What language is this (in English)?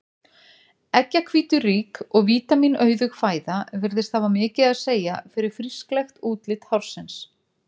Icelandic